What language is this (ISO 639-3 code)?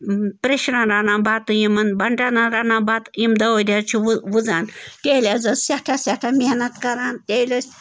kas